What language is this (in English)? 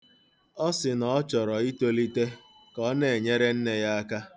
Igbo